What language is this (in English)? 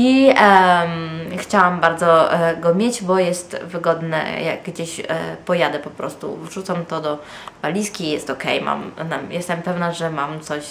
Polish